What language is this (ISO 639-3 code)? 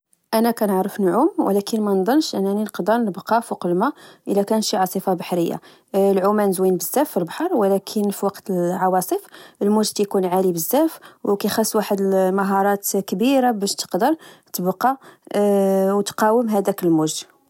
ary